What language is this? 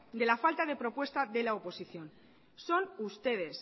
Spanish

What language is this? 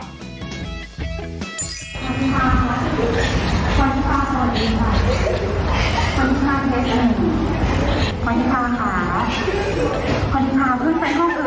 Thai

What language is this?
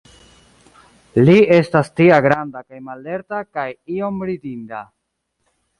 Esperanto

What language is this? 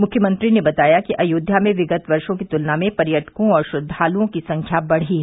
Hindi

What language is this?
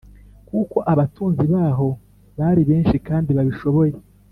Kinyarwanda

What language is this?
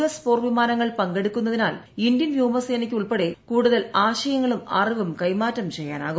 Malayalam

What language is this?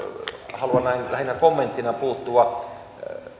Finnish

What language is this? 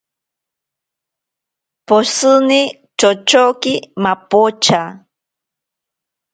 Ashéninka Perené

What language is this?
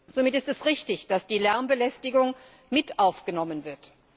German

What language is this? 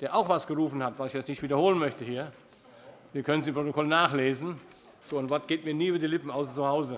German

